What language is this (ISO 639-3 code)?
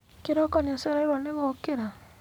kik